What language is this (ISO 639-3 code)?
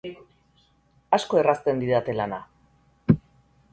eus